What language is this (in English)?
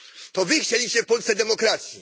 Polish